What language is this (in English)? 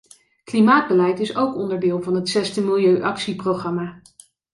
Dutch